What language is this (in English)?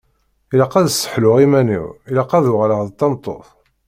Kabyle